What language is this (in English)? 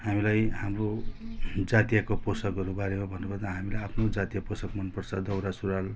Nepali